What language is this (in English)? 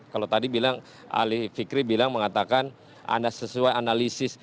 Indonesian